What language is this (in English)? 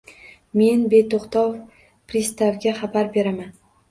Uzbek